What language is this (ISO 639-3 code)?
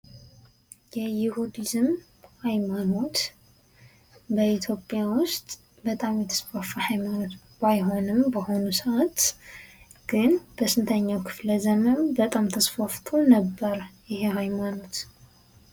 amh